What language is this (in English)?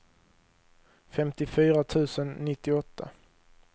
Swedish